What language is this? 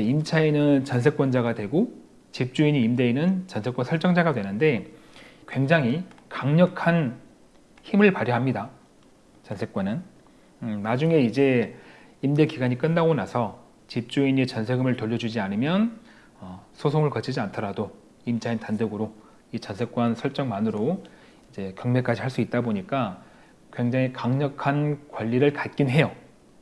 Korean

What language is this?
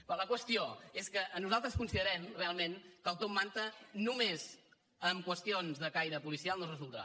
Catalan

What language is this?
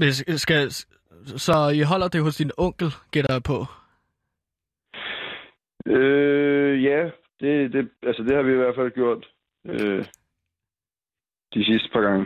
Danish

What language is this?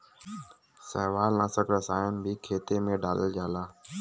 Bhojpuri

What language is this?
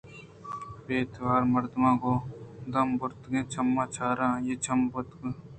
Eastern Balochi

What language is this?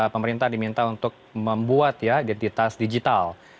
Indonesian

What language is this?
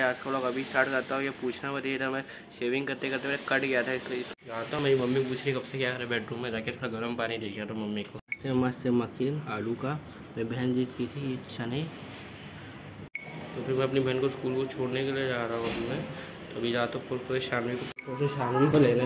Hindi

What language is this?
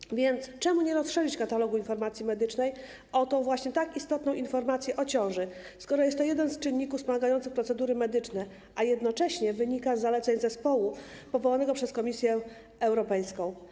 Polish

